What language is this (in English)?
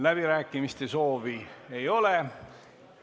Estonian